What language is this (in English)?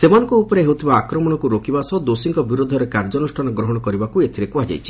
Odia